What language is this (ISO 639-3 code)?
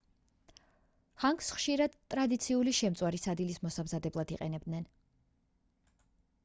kat